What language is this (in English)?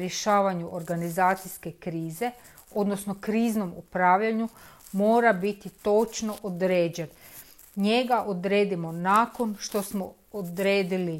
Croatian